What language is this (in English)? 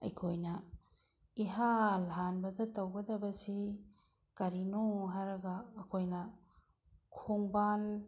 Manipuri